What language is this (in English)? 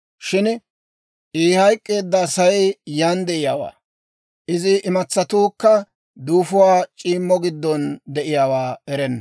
Dawro